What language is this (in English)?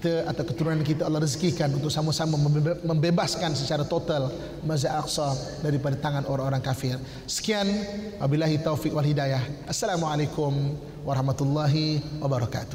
Malay